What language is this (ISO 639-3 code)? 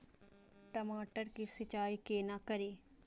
mai